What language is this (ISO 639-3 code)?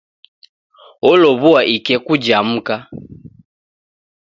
dav